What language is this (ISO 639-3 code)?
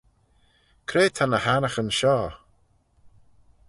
glv